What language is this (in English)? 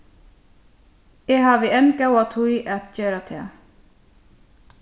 Faroese